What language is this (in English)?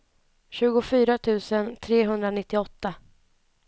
Swedish